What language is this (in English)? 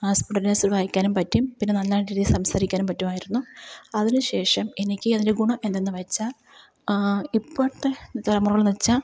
Malayalam